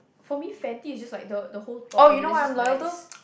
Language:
English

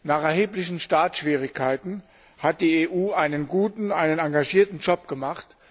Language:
German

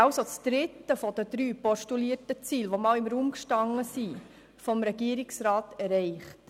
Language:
Swiss German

